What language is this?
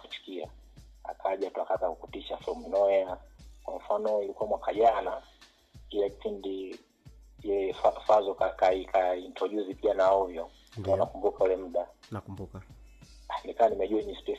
Swahili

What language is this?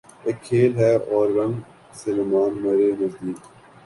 Urdu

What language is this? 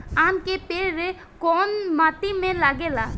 Bhojpuri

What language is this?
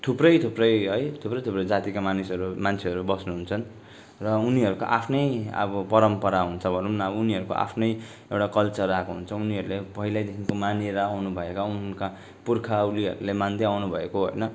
Nepali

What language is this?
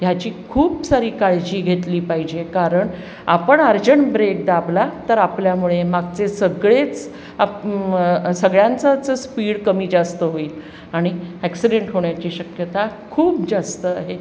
Marathi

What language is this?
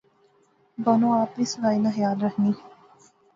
Pahari-Potwari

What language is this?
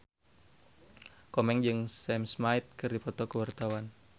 Sundanese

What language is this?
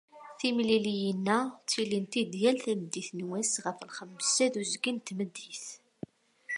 Kabyle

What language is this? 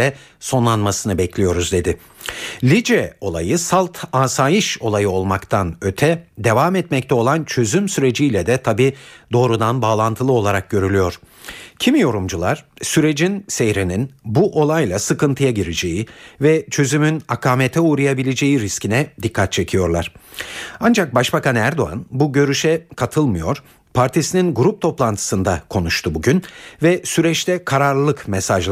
Turkish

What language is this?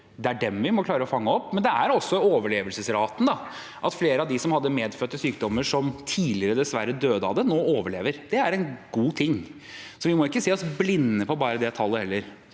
Norwegian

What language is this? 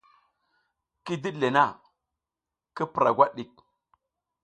South Giziga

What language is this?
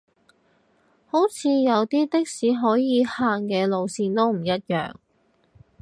Cantonese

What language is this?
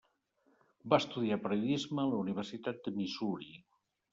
Catalan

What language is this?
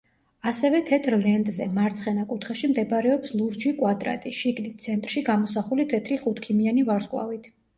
Georgian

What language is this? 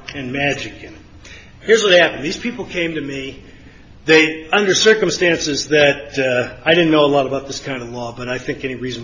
English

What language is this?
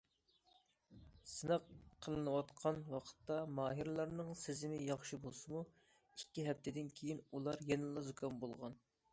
Uyghur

